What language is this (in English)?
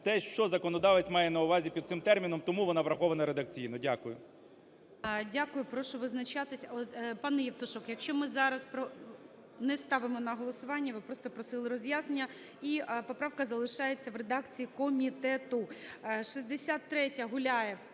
Ukrainian